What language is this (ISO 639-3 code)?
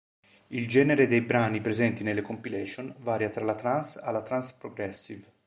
ita